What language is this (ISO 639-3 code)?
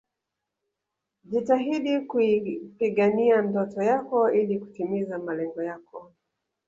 swa